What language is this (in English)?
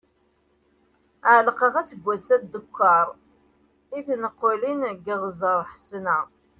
Kabyle